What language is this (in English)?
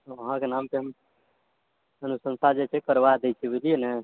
Maithili